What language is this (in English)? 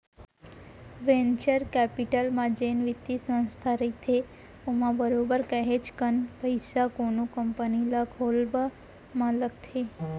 Chhattisgarhi